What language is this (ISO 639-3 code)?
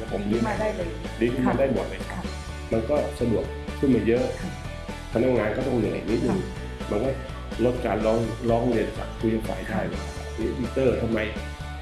tha